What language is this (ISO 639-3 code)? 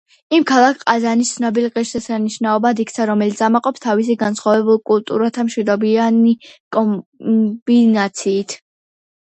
kat